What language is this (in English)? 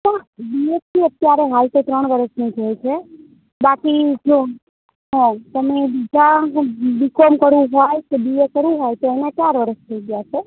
Gujarati